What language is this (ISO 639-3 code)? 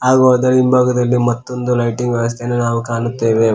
kan